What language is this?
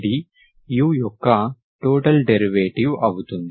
Telugu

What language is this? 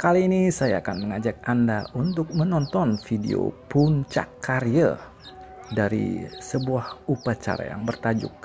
Indonesian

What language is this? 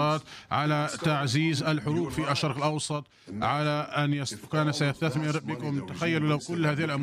Arabic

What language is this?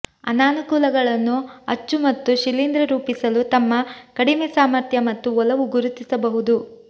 Kannada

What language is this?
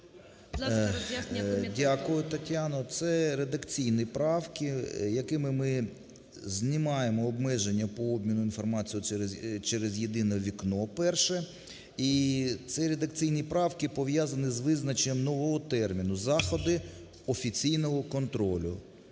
Ukrainian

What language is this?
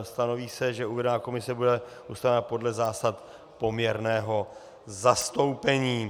Czech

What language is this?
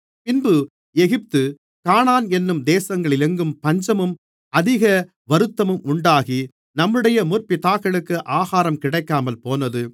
Tamil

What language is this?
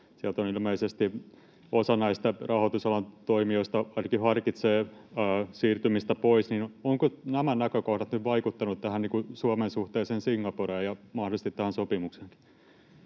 Finnish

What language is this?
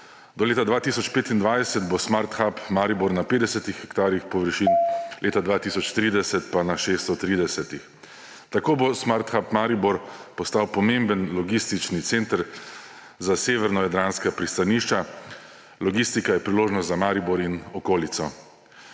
Slovenian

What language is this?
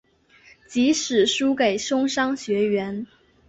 Chinese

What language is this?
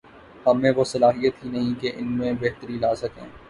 Urdu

